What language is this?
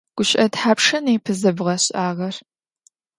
Adyghe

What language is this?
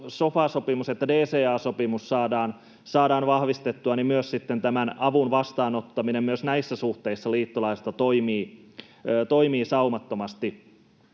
Finnish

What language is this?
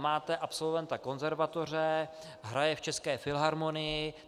Czech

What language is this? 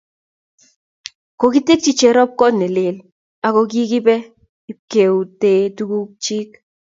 Kalenjin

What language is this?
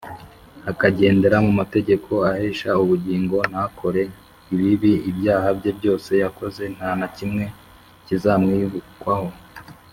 Kinyarwanda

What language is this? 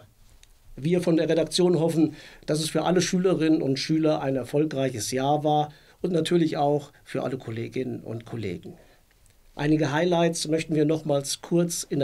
German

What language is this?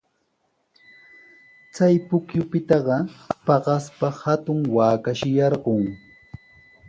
Sihuas Ancash Quechua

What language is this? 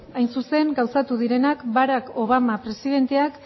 Basque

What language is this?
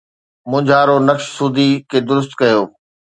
Sindhi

